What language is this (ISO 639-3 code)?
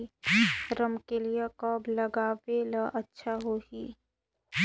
hne